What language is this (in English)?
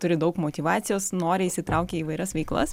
Lithuanian